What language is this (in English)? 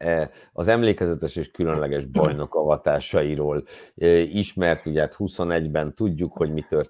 Hungarian